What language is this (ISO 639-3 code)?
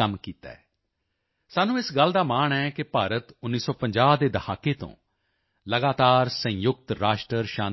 pan